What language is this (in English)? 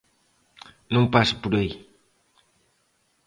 Galician